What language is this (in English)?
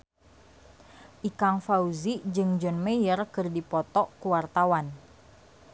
Sundanese